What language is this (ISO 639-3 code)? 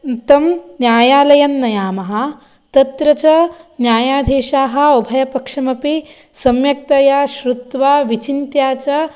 san